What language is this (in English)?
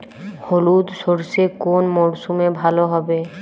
Bangla